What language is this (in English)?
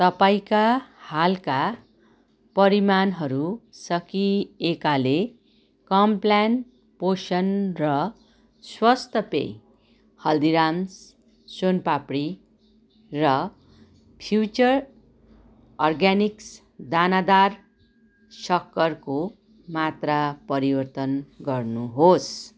Nepali